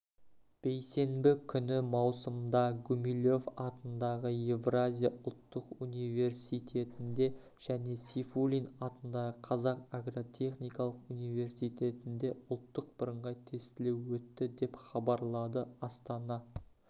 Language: Kazakh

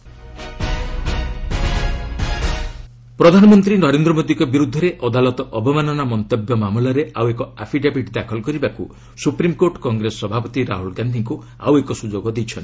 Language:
Odia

